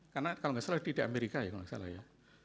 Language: Indonesian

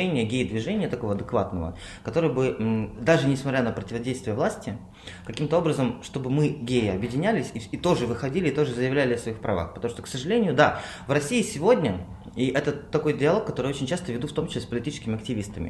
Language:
Russian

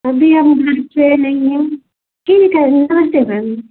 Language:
Hindi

